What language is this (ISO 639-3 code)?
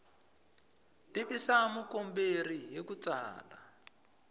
tso